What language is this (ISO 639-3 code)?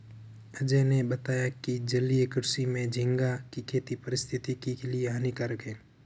hin